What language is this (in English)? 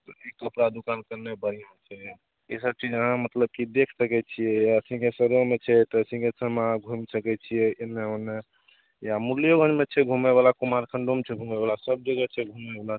Maithili